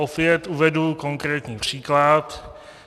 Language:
Czech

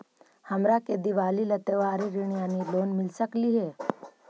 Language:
Magahi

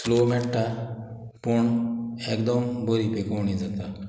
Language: Konkani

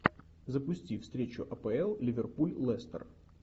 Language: Russian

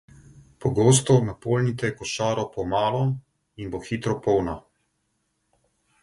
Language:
Slovenian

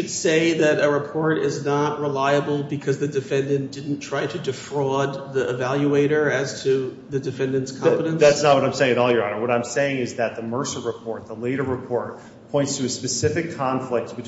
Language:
English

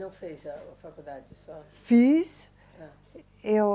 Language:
Portuguese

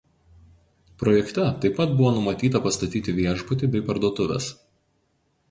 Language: Lithuanian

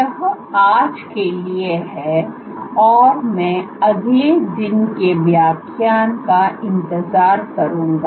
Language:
Hindi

